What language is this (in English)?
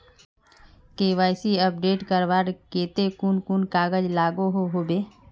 Magahi